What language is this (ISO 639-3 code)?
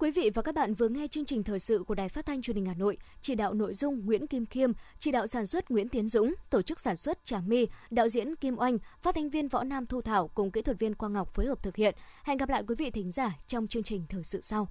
vie